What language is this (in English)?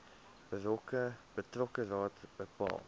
Afrikaans